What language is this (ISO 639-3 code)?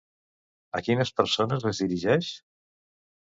cat